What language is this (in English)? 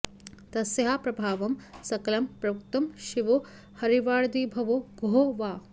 Sanskrit